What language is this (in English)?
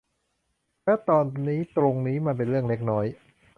Thai